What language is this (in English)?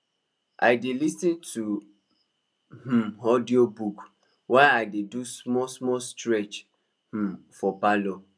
Nigerian Pidgin